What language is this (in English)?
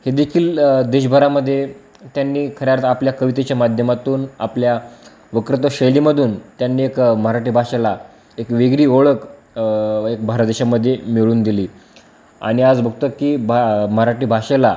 Marathi